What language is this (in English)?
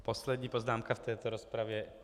Czech